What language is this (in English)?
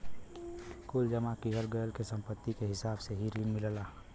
Bhojpuri